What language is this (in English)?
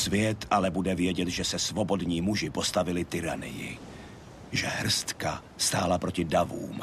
Czech